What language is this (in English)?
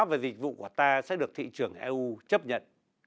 Vietnamese